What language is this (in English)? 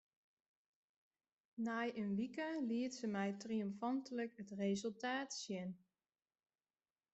Western Frisian